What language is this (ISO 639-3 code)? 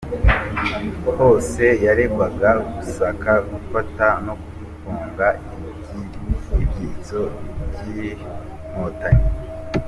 kin